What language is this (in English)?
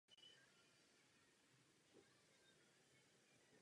Czech